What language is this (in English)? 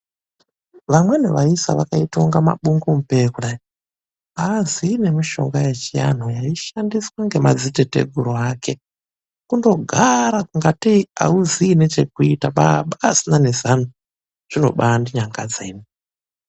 Ndau